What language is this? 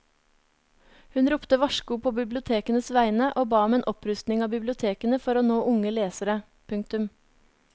Norwegian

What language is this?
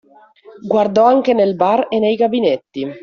Italian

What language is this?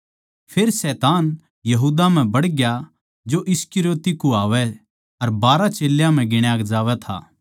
Haryanvi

